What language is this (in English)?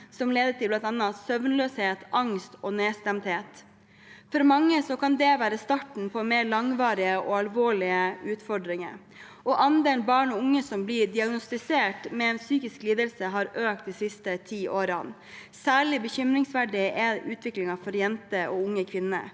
Norwegian